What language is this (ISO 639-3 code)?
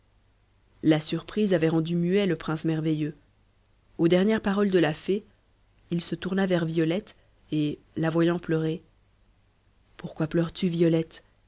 fra